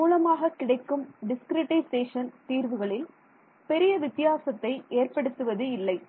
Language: Tamil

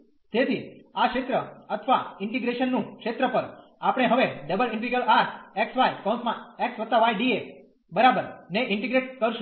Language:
Gujarati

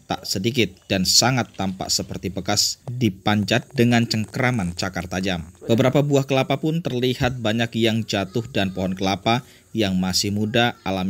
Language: Indonesian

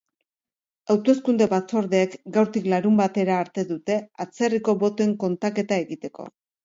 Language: Basque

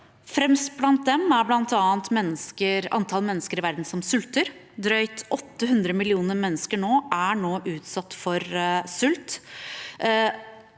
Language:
Norwegian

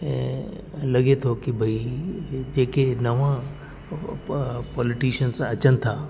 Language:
Sindhi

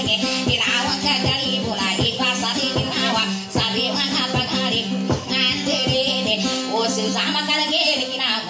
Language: Thai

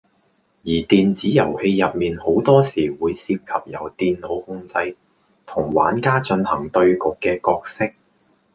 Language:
Cantonese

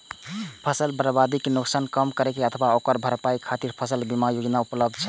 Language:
Maithili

